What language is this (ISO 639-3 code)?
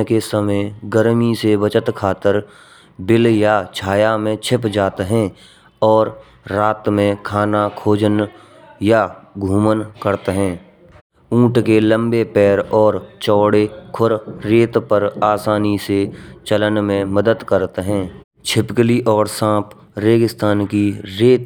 bra